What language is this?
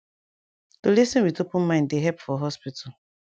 Nigerian Pidgin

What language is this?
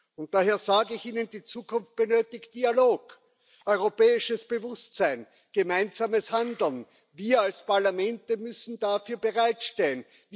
German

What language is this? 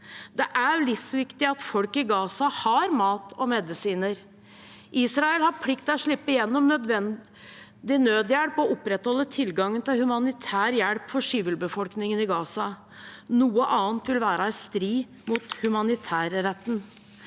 Norwegian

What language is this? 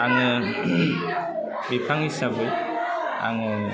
Bodo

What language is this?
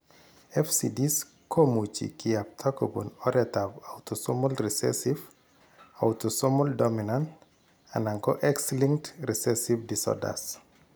Kalenjin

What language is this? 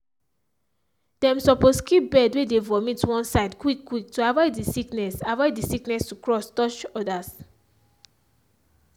Nigerian Pidgin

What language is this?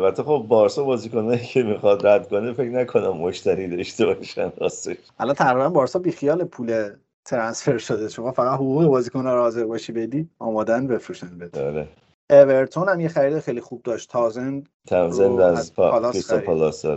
Persian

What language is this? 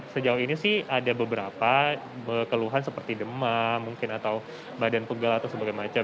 Indonesian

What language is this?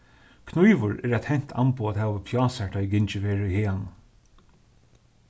Faroese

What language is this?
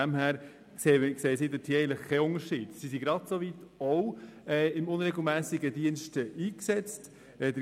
Swiss German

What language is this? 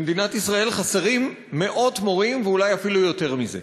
Hebrew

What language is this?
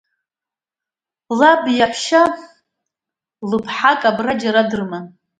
Abkhazian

